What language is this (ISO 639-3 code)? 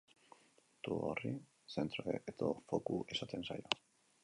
eus